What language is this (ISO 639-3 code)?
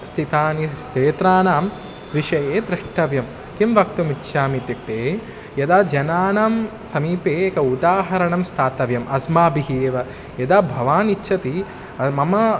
san